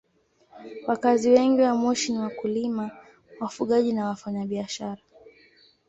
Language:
Swahili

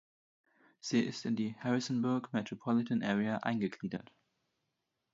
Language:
German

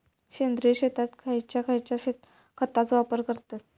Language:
Marathi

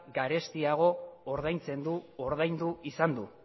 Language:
Basque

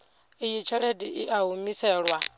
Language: Venda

